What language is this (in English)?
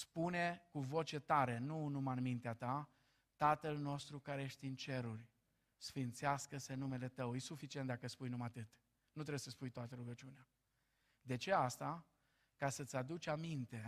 Romanian